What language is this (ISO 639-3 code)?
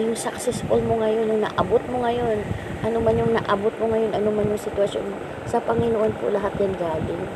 fil